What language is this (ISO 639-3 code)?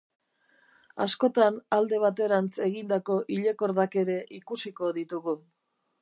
eus